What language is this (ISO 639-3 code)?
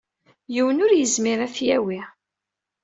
kab